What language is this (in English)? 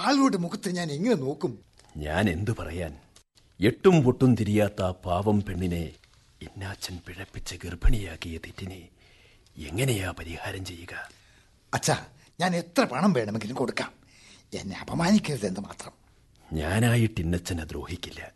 Malayalam